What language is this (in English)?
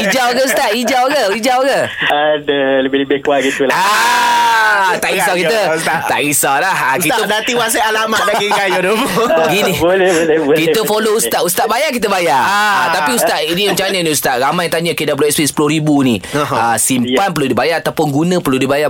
Malay